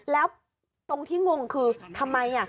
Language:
Thai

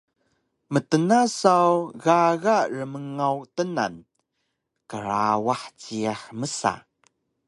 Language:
Taroko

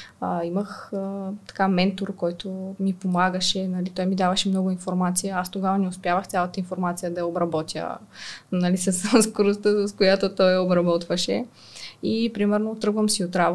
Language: Bulgarian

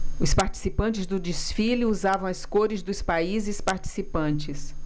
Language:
Portuguese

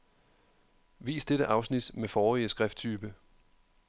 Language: Danish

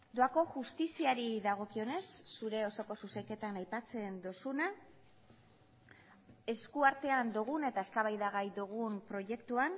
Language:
Basque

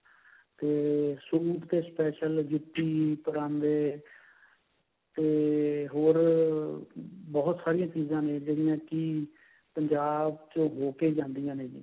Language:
Punjabi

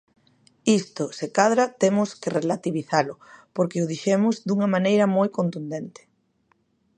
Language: Galician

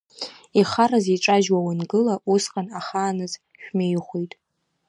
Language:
Abkhazian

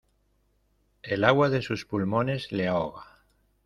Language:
Spanish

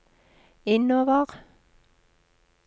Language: Norwegian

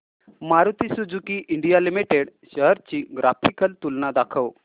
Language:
Marathi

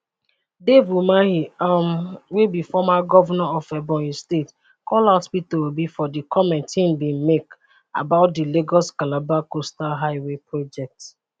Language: Nigerian Pidgin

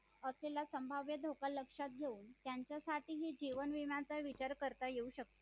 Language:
Marathi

